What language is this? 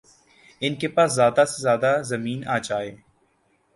Urdu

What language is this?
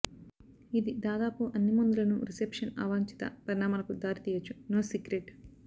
Telugu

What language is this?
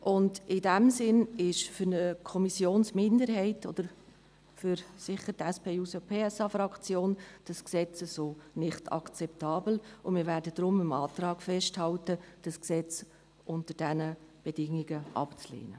Swiss German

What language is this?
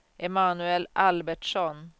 Swedish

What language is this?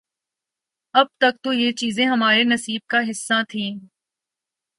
Urdu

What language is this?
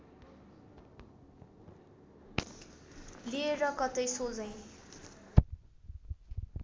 Nepali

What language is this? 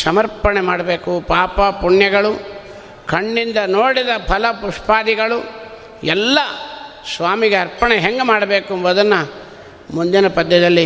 Kannada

